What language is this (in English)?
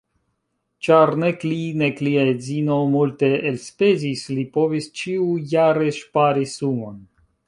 Esperanto